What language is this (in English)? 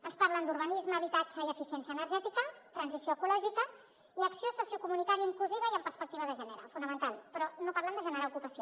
Catalan